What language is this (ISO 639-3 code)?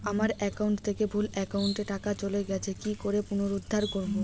ben